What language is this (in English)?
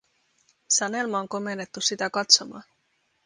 Finnish